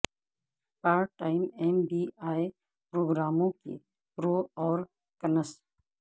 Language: Urdu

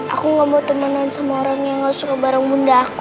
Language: Indonesian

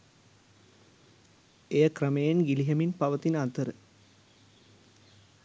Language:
Sinhala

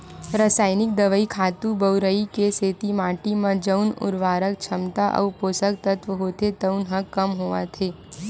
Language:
Chhattisgarhi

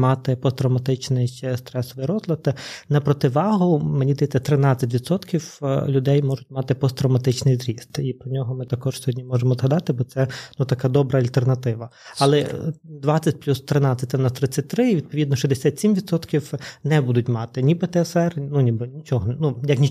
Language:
Ukrainian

